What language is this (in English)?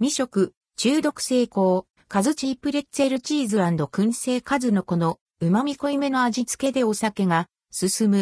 Japanese